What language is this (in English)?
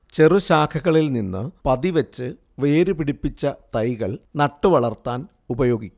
Malayalam